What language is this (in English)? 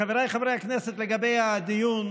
Hebrew